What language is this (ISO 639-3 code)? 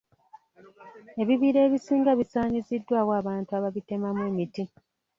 lug